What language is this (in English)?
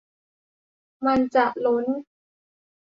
Thai